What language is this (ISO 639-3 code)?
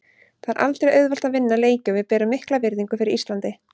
isl